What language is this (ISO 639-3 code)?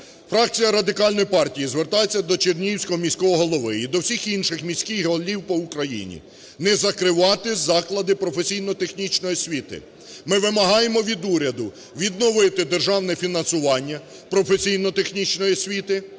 ukr